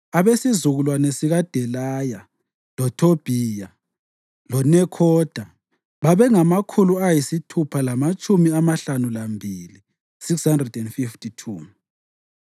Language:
North Ndebele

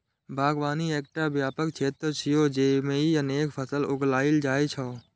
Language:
Maithili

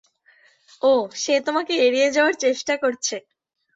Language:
Bangla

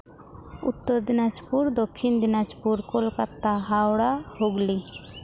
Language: Santali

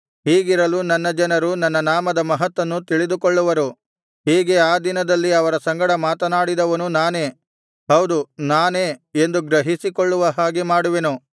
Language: Kannada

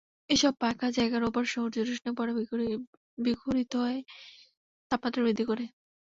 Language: Bangla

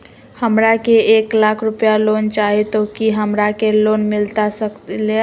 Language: Magahi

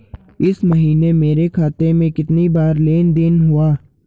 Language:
Hindi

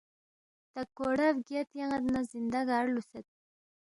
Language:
Balti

